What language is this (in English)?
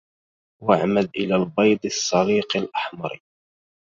Arabic